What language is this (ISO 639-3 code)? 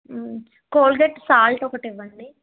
tel